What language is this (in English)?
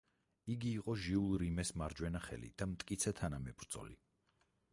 Georgian